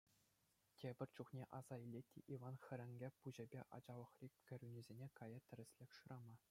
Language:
Chuvash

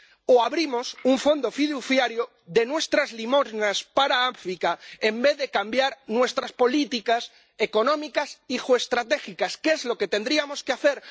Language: Spanish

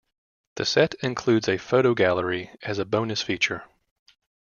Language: English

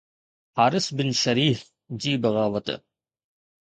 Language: Sindhi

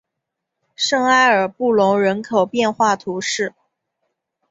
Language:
Chinese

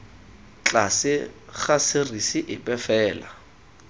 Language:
Tswana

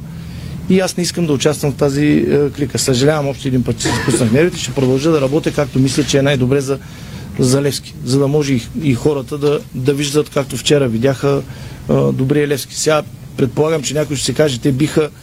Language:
Bulgarian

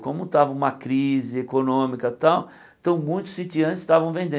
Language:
Portuguese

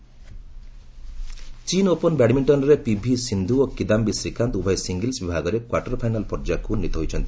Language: Odia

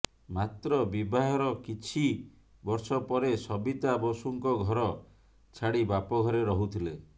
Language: Odia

